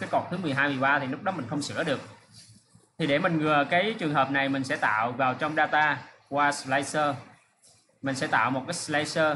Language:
Vietnamese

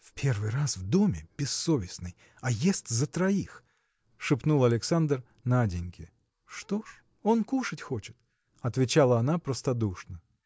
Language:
Russian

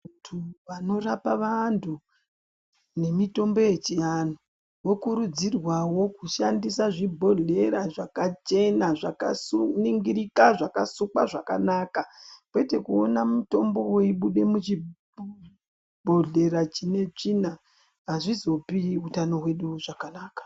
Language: Ndau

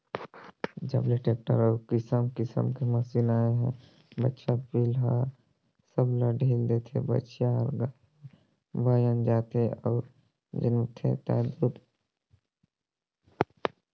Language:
Chhattisgarhi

